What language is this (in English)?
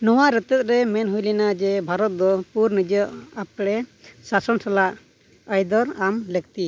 Santali